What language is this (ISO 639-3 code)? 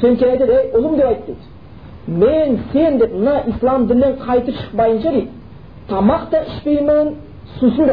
bul